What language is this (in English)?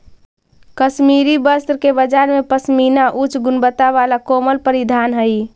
Magahi